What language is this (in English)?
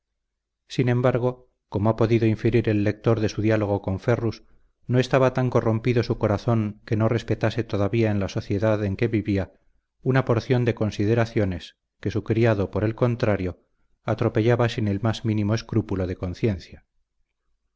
Spanish